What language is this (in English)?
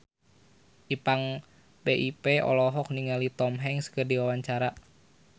Sundanese